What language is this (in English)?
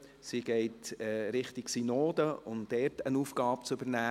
Swiss German